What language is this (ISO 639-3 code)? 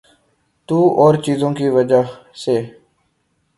urd